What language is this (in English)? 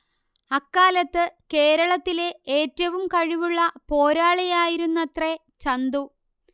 Malayalam